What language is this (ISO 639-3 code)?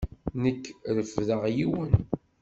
kab